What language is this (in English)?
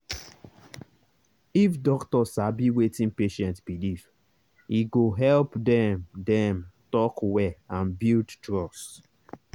Nigerian Pidgin